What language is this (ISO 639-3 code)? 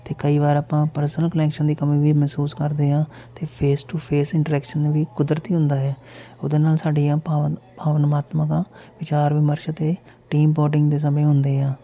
pan